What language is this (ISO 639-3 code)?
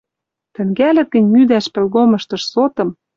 mrj